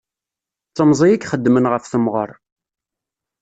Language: Kabyle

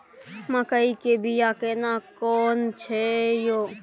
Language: Maithili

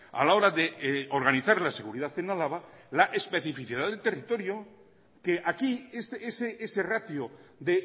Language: Spanish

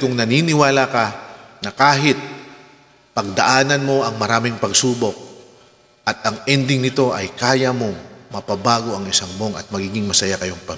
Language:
Filipino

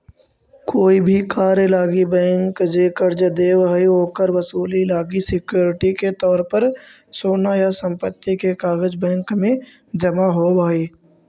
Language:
Magahi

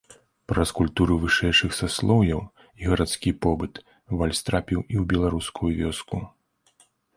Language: Belarusian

